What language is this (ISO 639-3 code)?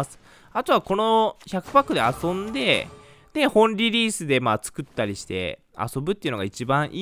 jpn